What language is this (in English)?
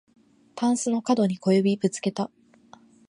Japanese